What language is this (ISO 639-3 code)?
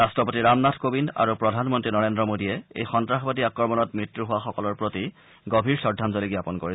asm